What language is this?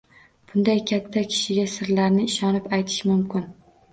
Uzbek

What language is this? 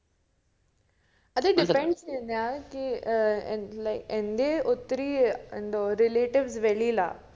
Malayalam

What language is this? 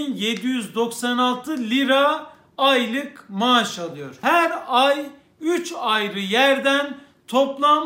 Turkish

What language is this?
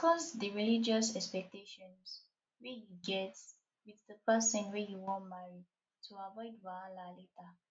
Nigerian Pidgin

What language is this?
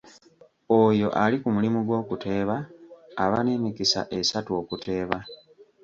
Ganda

